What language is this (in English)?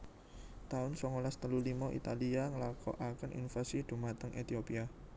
Javanese